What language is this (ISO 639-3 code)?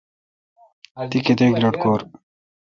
xka